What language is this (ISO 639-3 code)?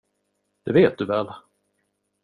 swe